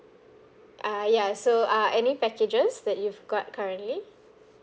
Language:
English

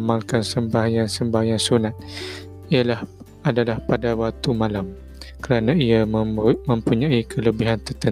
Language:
Malay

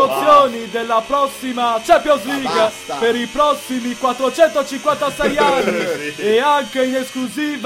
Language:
Italian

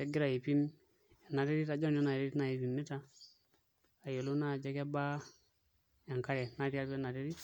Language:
Masai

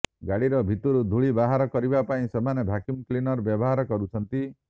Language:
Odia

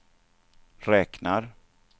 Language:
Swedish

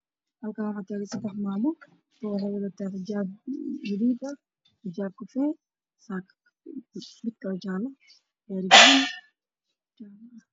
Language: Somali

